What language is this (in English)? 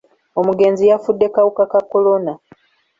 Ganda